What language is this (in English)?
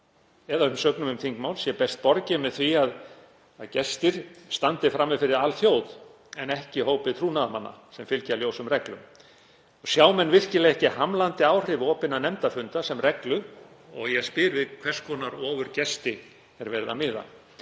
Icelandic